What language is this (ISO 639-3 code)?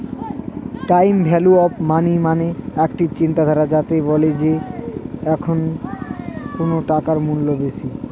ben